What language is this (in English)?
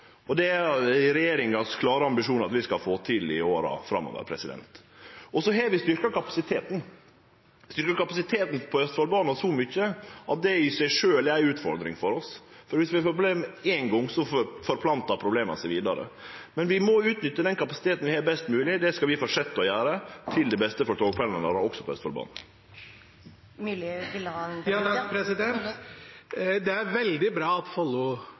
Norwegian